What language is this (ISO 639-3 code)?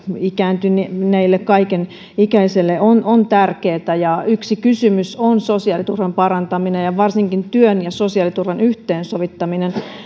fin